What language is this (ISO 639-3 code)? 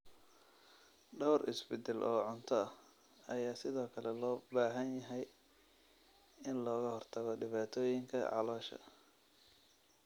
som